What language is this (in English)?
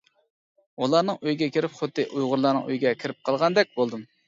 Uyghur